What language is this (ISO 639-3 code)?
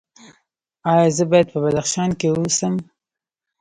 pus